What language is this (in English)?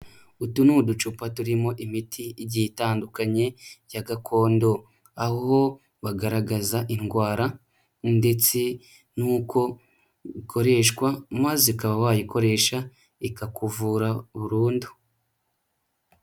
Kinyarwanda